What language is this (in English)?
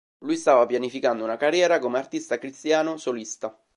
Italian